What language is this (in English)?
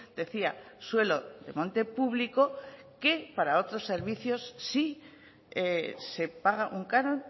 Spanish